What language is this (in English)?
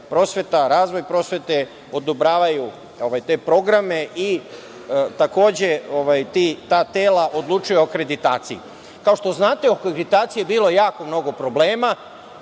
Serbian